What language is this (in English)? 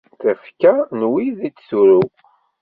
Kabyle